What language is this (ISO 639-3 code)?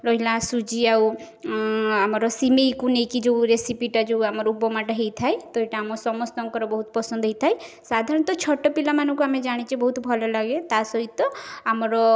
ori